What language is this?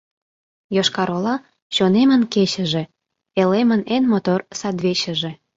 Mari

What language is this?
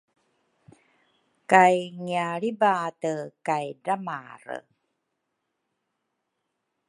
Rukai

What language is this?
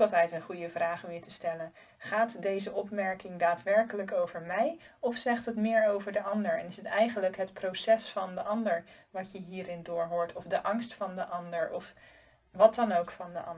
Dutch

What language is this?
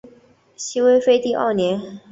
Chinese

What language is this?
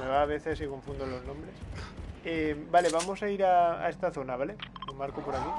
Spanish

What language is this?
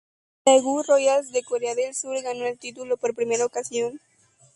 Spanish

